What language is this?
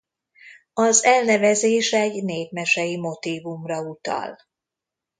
Hungarian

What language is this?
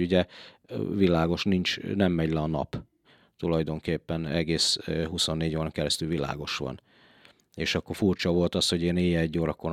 Hungarian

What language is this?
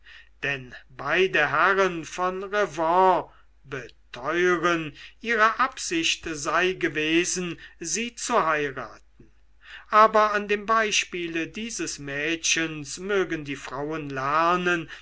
German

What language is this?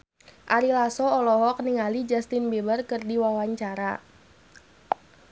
Sundanese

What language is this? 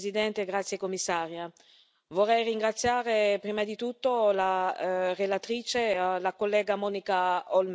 Italian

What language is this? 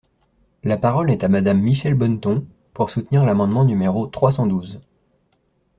French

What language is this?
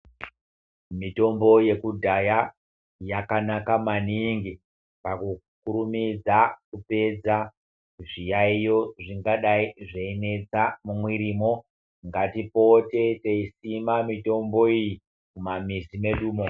Ndau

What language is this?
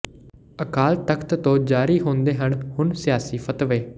Punjabi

